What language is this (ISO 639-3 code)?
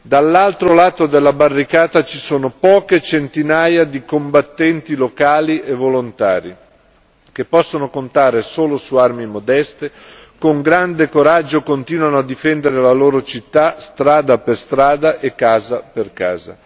ita